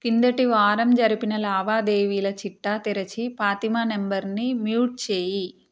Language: Telugu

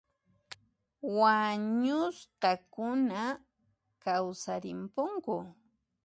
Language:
Puno Quechua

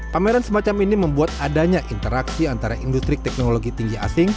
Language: Indonesian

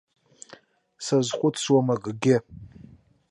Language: Abkhazian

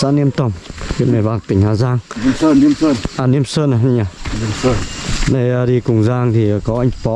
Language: Vietnamese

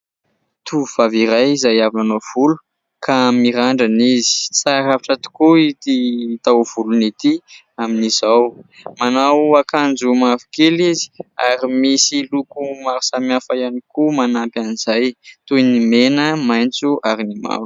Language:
Malagasy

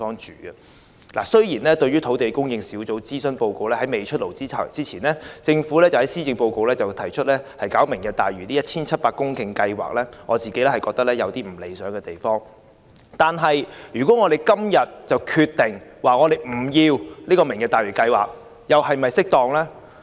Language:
Cantonese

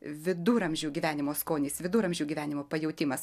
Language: Lithuanian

